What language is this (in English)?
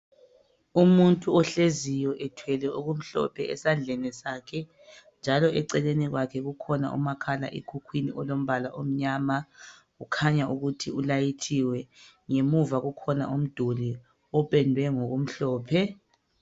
North Ndebele